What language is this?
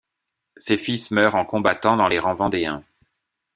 French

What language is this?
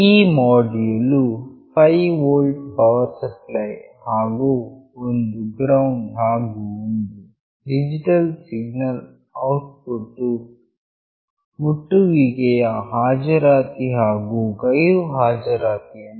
Kannada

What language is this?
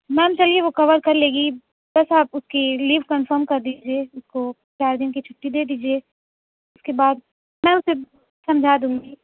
Urdu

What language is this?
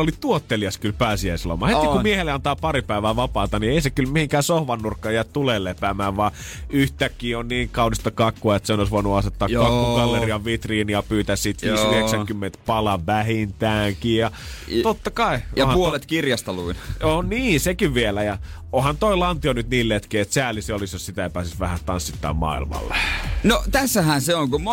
Finnish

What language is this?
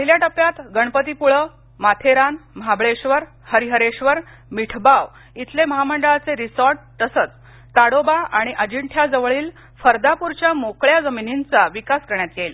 Marathi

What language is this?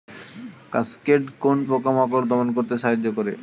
Bangla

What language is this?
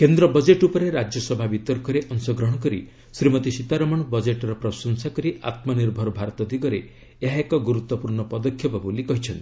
Odia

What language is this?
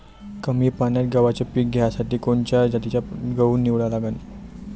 Marathi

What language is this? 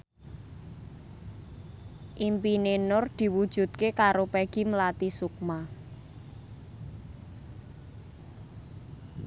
Javanese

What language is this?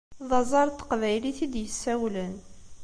Kabyle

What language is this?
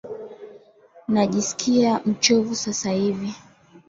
Swahili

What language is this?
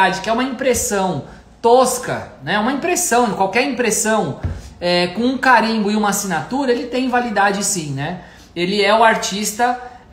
Portuguese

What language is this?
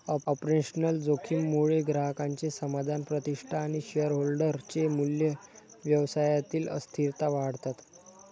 Marathi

